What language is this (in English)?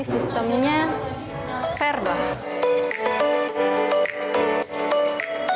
Indonesian